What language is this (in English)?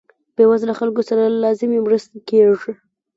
Pashto